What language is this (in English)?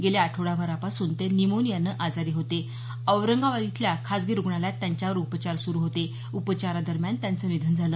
Marathi